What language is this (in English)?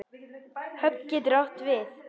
Icelandic